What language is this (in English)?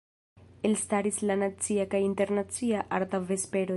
Esperanto